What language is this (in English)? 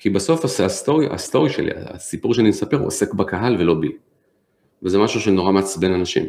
Hebrew